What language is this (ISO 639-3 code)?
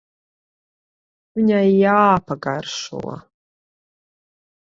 lav